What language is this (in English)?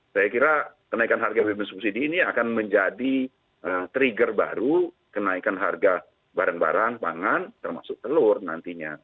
Indonesian